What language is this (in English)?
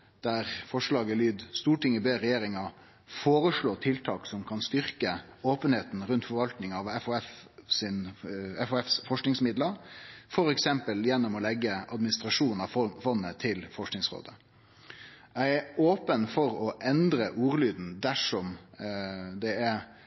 Norwegian Nynorsk